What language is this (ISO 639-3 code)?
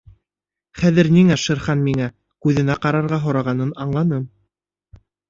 bak